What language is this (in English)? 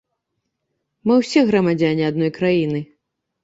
Belarusian